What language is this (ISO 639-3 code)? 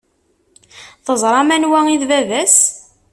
kab